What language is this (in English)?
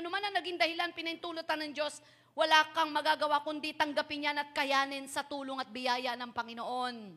Filipino